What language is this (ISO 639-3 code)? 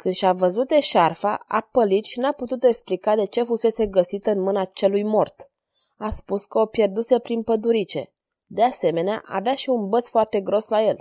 ron